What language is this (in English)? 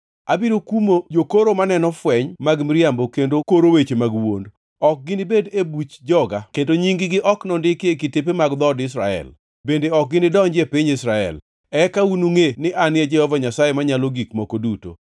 Luo (Kenya and Tanzania)